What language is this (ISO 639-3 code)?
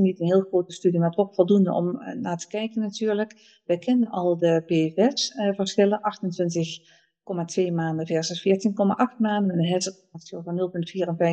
nld